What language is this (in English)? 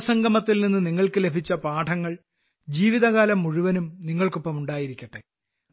Malayalam